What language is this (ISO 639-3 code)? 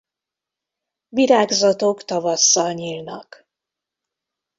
hun